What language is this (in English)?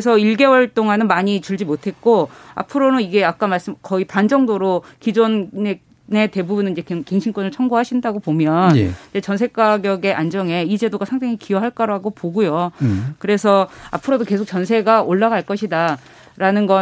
Korean